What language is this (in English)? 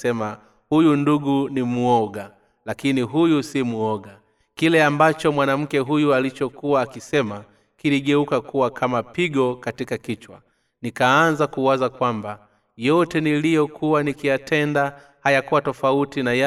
Swahili